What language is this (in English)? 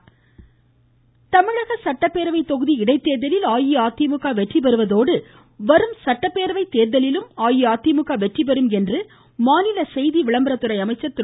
Tamil